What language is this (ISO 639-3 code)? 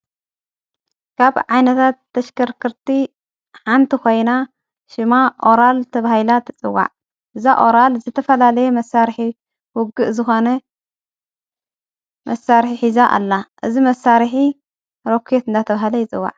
tir